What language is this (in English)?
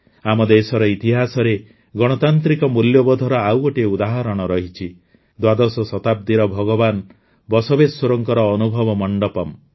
Odia